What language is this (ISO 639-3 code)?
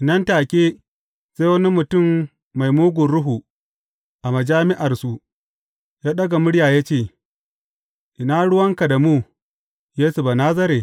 hau